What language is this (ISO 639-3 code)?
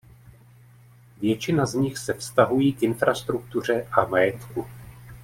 ces